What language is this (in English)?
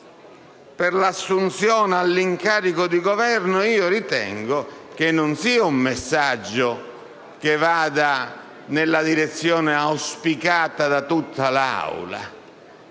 Italian